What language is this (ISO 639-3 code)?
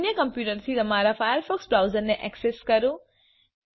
guj